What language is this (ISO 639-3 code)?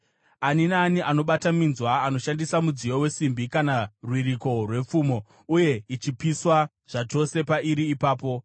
sna